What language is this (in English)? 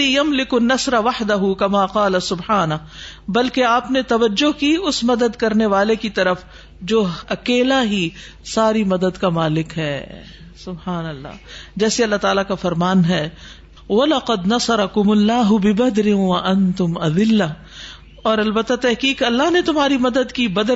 Urdu